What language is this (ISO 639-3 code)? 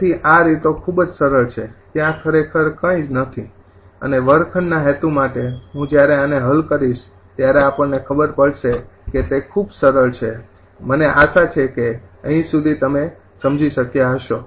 guj